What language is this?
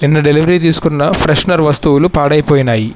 Telugu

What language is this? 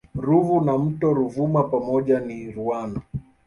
Swahili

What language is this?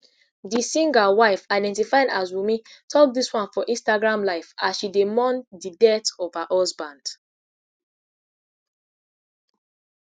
Nigerian Pidgin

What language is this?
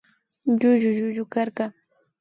Imbabura Highland Quichua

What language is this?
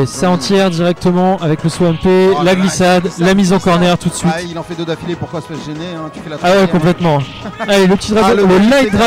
French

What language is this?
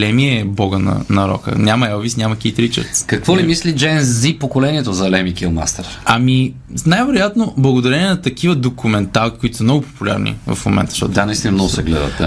Bulgarian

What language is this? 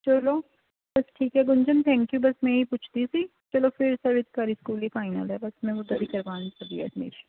Punjabi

